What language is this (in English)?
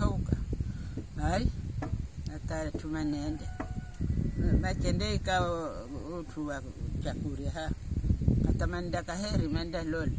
Indonesian